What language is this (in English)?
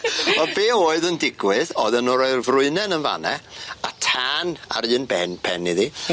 Welsh